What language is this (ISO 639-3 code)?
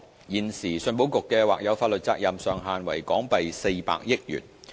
yue